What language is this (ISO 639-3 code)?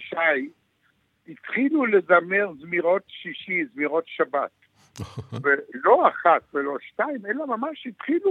heb